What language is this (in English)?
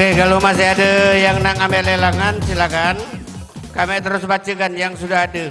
Indonesian